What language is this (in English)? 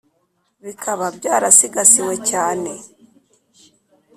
Kinyarwanda